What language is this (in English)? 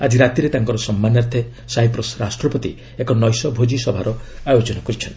Odia